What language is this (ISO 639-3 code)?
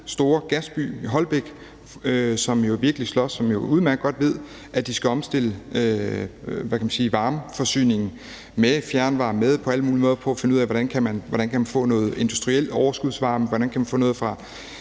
dan